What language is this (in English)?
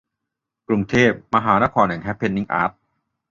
Thai